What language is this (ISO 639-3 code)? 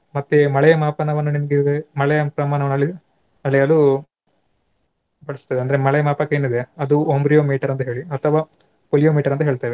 kan